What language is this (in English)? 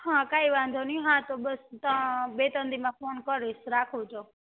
Gujarati